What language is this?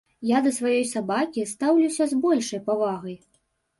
Belarusian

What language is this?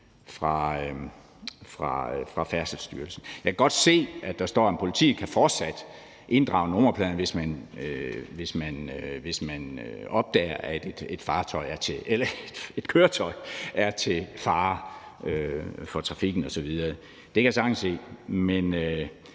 Danish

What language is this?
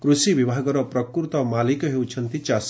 Odia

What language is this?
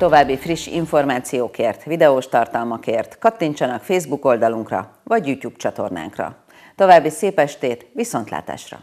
Hungarian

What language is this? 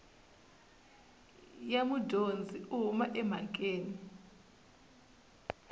Tsonga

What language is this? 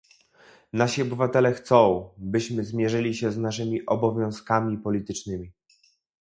Polish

